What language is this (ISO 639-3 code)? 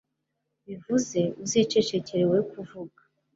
kin